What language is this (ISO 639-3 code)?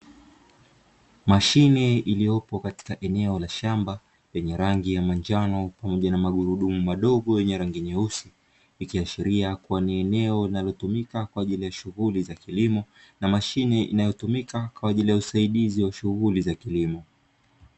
swa